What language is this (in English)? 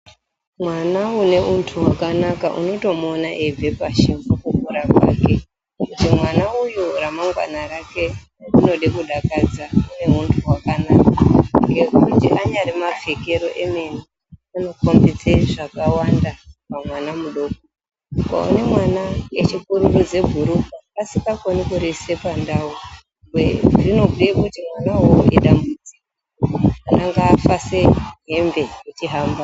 Ndau